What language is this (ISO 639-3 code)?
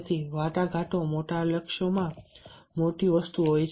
guj